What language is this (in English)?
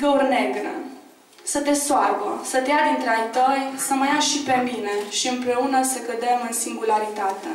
Romanian